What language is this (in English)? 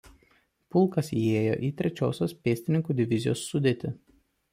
Lithuanian